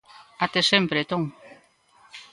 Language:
Galician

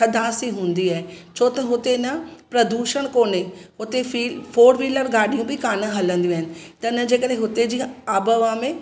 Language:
Sindhi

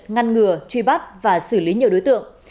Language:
Vietnamese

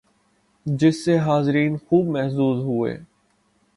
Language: Urdu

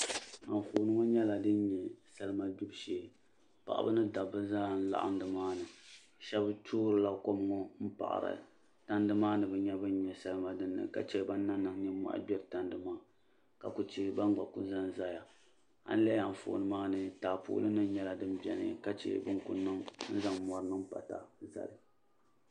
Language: Dagbani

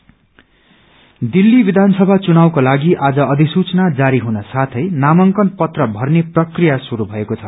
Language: Nepali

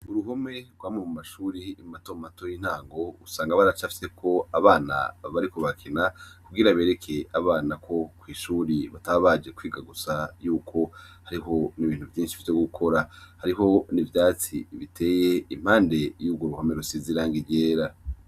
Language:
Rundi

